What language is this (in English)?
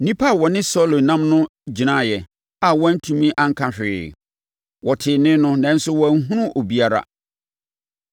Akan